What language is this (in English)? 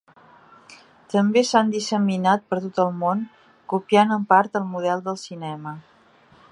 Catalan